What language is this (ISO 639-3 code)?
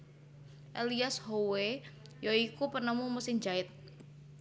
jav